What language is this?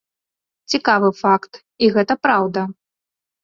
Belarusian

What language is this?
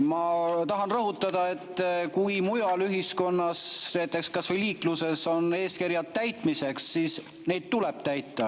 Estonian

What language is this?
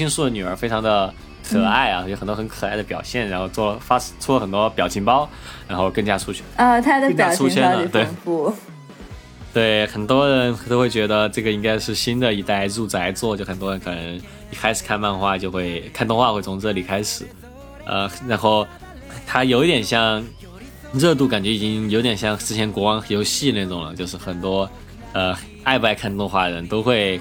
Chinese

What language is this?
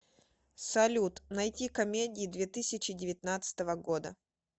Russian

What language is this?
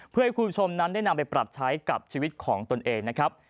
Thai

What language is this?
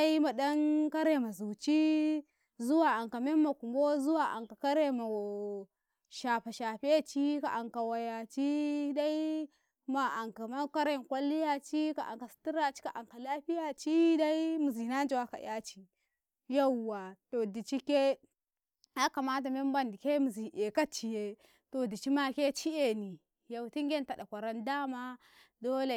Karekare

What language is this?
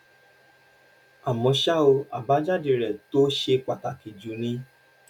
Yoruba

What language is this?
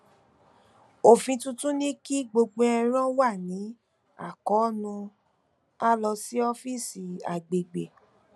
Yoruba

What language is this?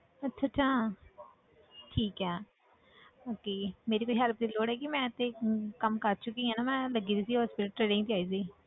Punjabi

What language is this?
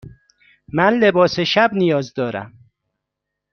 Persian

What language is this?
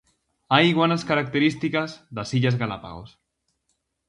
Galician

